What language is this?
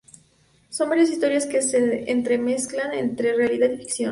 Spanish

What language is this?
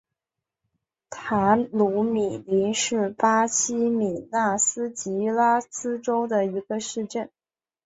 Chinese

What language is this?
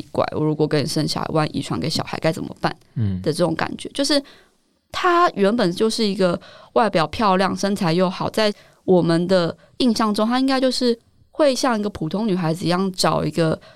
Chinese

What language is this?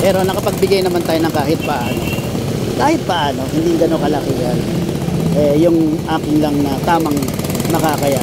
Filipino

